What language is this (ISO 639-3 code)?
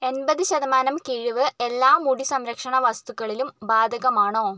mal